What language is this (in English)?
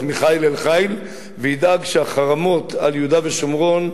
Hebrew